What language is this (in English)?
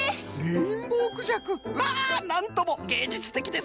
Japanese